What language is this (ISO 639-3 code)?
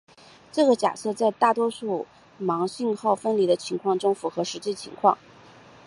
zho